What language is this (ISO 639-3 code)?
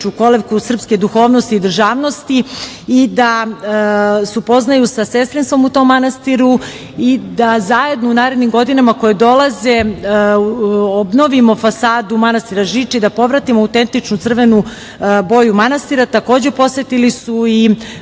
srp